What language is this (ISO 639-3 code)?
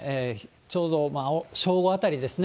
jpn